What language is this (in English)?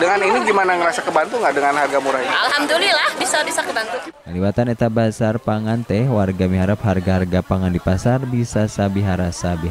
Indonesian